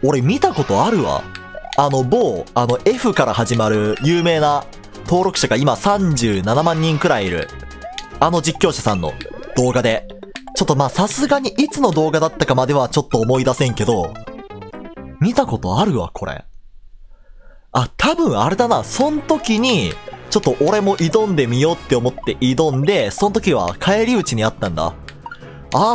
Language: Japanese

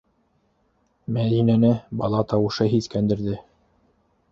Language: Bashkir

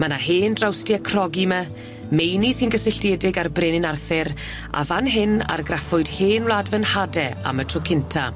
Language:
Welsh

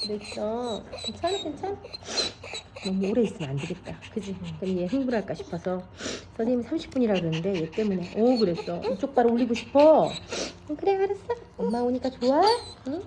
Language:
Korean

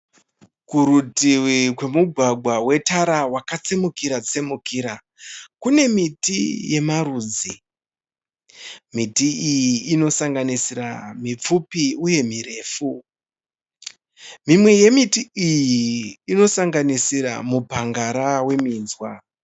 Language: Shona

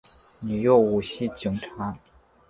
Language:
Chinese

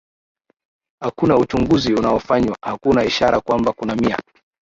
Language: Swahili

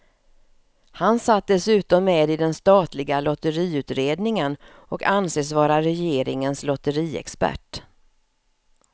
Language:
Swedish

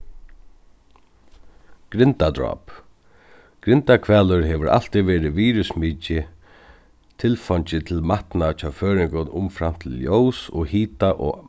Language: Faroese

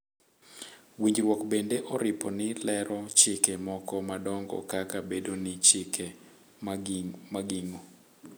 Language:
Luo (Kenya and Tanzania)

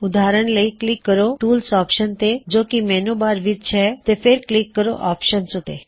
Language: Punjabi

